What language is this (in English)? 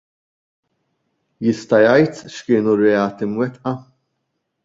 Maltese